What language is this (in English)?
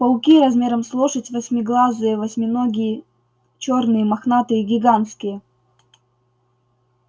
Russian